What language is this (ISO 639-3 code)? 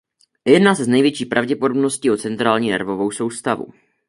ces